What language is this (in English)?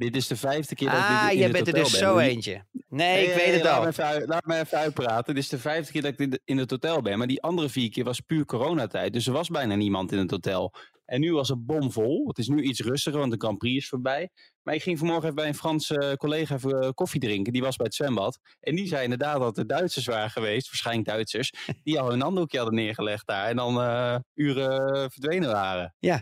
Dutch